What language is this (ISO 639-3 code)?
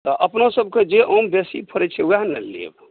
mai